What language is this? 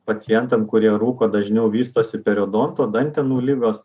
Lithuanian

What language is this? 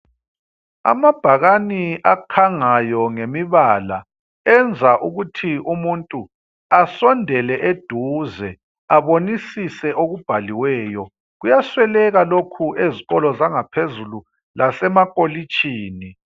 North Ndebele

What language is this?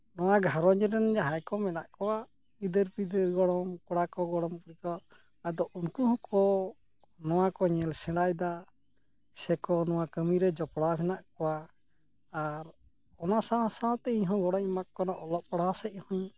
Santali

